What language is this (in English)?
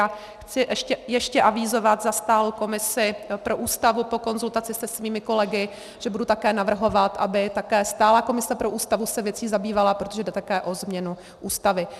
Czech